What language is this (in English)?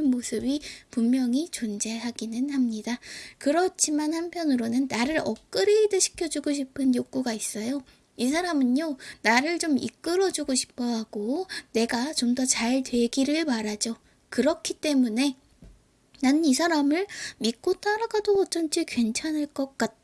Korean